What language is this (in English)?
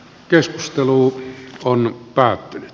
Finnish